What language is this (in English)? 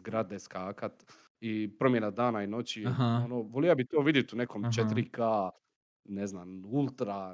Croatian